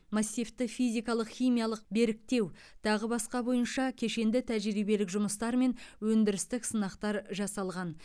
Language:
Kazakh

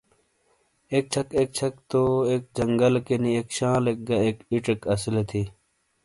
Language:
Shina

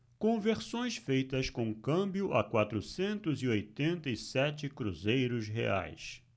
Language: Portuguese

